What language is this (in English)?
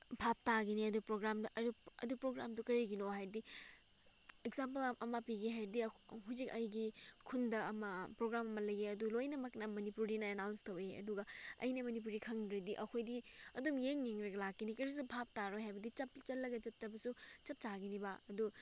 Manipuri